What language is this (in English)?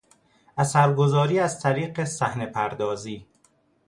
Persian